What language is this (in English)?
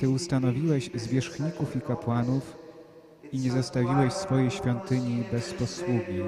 Polish